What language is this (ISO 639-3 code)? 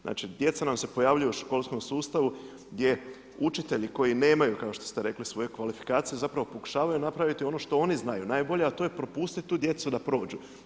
hrv